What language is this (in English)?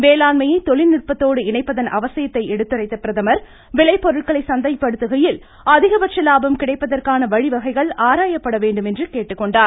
Tamil